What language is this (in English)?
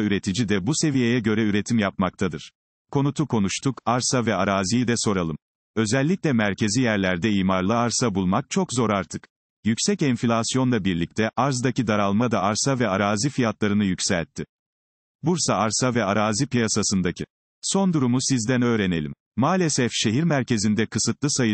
Turkish